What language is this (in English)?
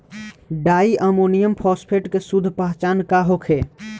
Bhojpuri